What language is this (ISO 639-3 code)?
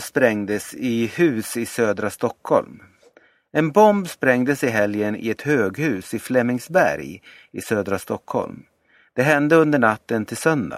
swe